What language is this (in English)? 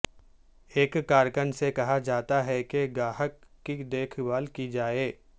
Urdu